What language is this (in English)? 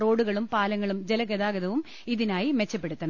Malayalam